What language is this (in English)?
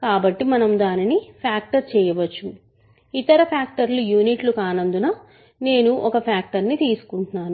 Telugu